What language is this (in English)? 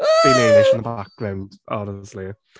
English